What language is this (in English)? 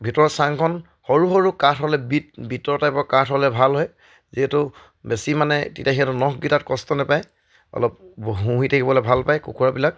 Assamese